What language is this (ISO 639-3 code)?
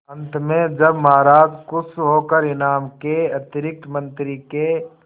hin